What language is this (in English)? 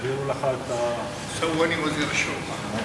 Hebrew